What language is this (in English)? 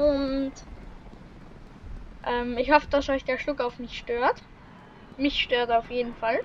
German